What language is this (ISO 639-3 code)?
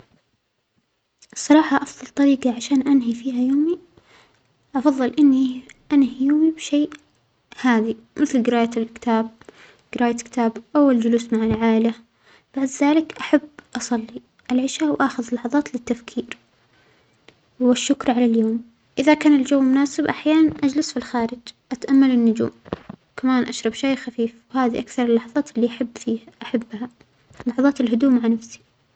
acx